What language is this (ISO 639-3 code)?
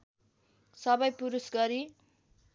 nep